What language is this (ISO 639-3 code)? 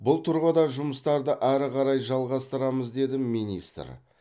kaz